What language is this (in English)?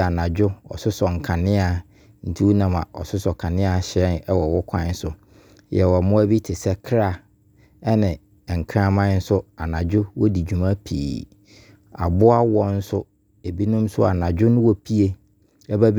Abron